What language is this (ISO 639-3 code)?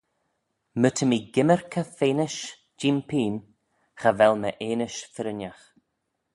glv